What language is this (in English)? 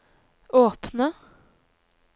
Norwegian